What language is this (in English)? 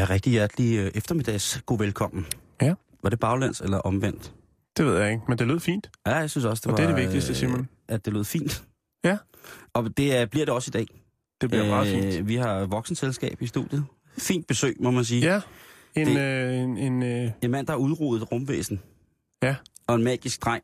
Danish